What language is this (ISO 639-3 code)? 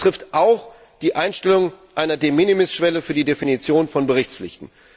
deu